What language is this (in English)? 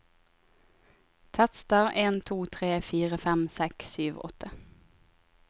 Norwegian